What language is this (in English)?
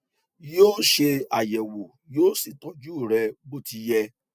Yoruba